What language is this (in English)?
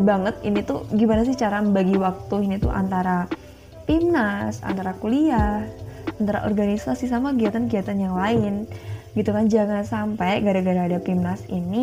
Indonesian